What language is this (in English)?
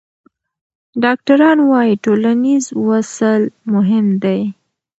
Pashto